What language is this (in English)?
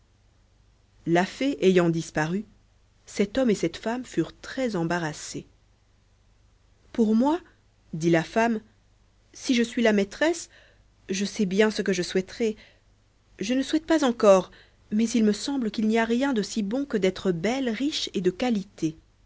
French